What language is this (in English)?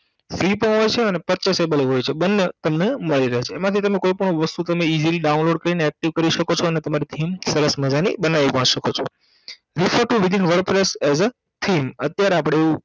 Gujarati